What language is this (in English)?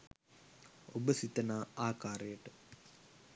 Sinhala